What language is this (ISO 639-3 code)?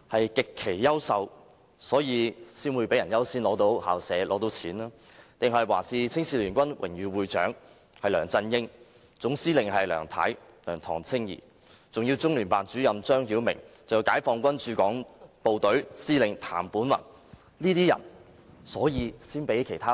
yue